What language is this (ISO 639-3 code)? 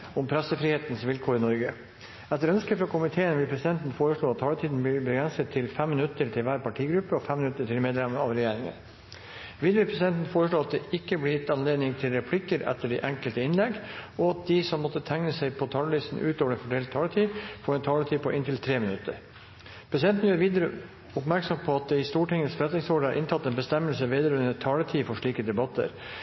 nob